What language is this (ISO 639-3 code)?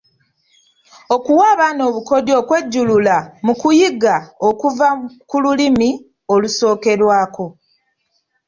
lug